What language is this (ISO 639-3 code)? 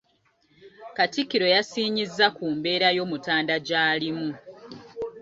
lug